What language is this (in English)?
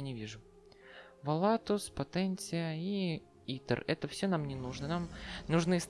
Russian